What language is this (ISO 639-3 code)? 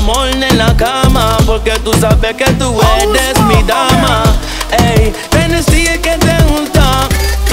ron